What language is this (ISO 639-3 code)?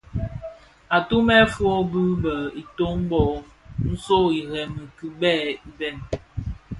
ksf